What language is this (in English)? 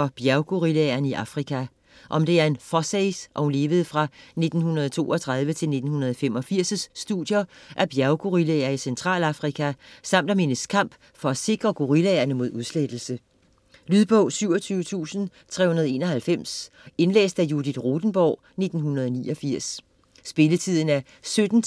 Danish